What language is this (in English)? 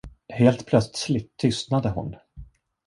Swedish